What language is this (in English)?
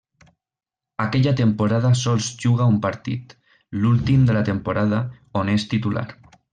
Catalan